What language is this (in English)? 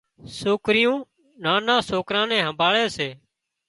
Wadiyara Koli